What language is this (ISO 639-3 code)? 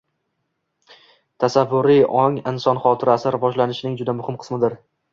uzb